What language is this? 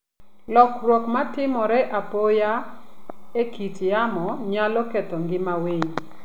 Luo (Kenya and Tanzania)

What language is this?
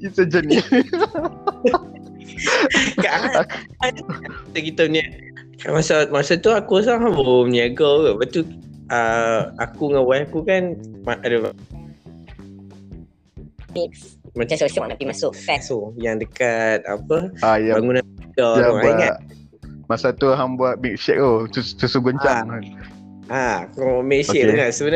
Malay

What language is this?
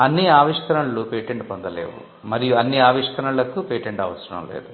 Telugu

